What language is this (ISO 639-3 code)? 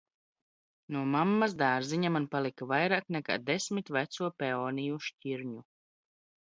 lav